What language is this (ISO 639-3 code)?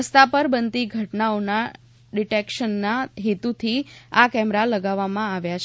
guj